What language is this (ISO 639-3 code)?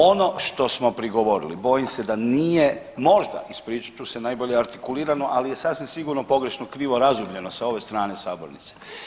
hrv